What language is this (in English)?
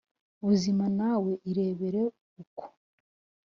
Kinyarwanda